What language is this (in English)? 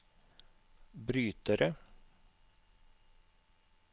Norwegian